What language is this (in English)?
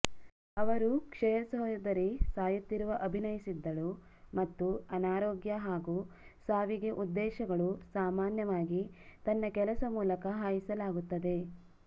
Kannada